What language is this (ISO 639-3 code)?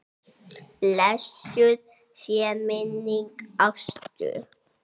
isl